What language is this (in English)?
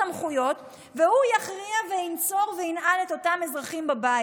Hebrew